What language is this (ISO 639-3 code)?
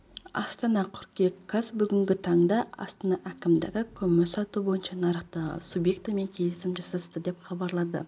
kaz